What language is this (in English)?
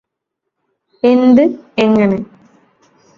Malayalam